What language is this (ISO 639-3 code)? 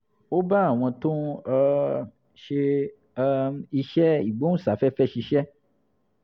yor